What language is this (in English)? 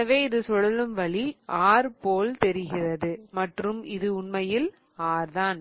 Tamil